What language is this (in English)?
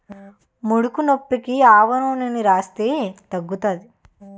Telugu